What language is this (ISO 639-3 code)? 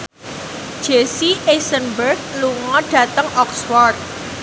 jav